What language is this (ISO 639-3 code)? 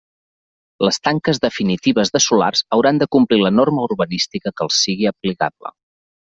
cat